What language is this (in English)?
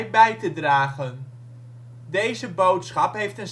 Dutch